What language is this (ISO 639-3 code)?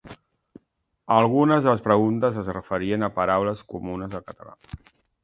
cat